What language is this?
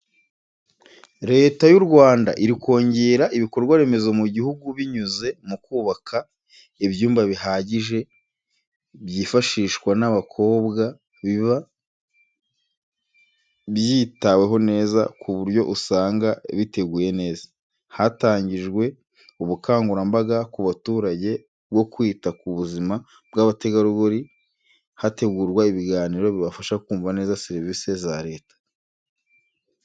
Kinyarwanda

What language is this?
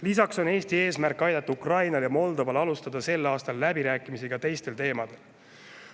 Estonian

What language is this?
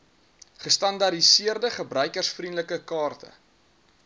Afrikaans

